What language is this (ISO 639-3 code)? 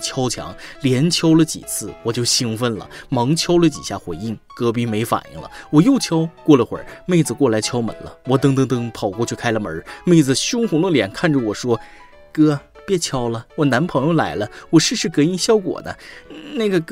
zho